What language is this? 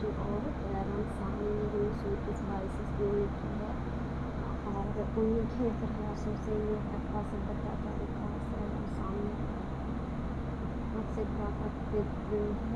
Hindi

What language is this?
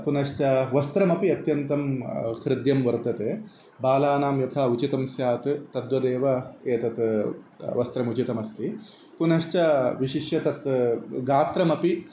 Sanskrit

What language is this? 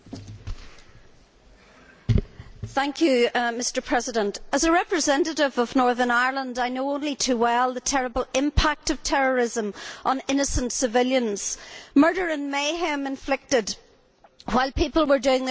English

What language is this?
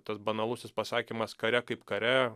Lithuanian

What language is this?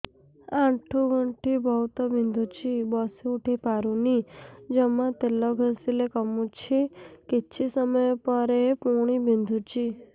Odia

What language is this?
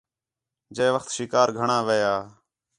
Khetrani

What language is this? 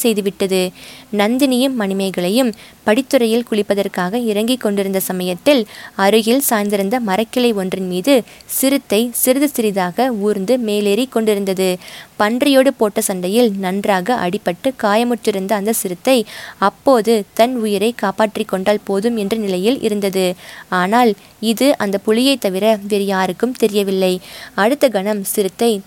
Tamil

